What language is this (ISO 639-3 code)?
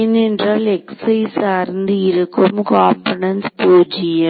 tam